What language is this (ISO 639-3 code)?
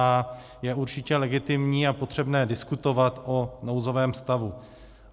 ces